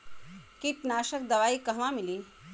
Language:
Bhojpuri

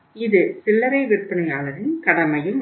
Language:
Tamil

